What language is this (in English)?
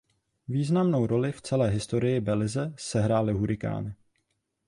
Czech